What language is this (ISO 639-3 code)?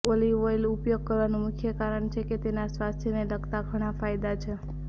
guj